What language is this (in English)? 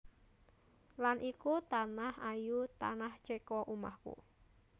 Javanese